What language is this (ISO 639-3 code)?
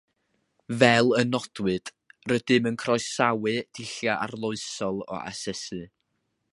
cym